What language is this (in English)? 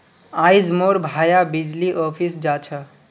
Magahi